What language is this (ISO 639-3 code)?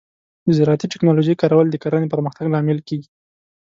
pus